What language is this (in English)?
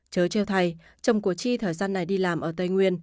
Vietnamese